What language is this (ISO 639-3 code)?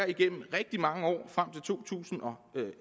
dan